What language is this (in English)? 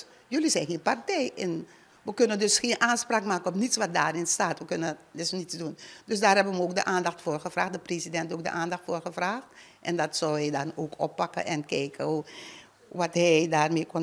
Dutch